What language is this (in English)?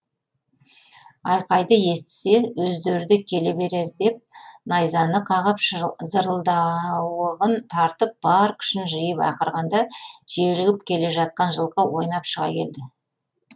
Kazakh